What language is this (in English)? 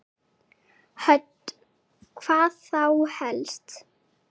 Icelandic